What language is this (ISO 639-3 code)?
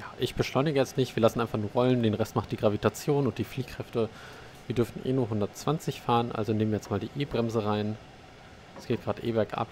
deu